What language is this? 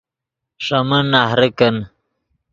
Yidgha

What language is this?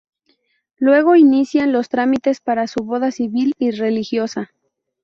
Spanish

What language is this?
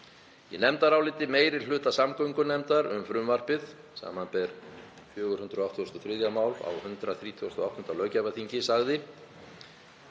Icelandic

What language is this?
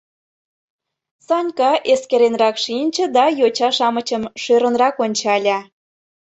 Mari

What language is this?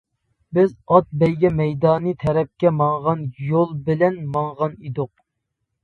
Uyghur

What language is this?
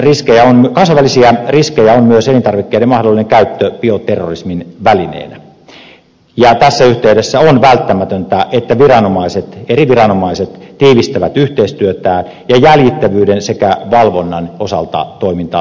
Finnish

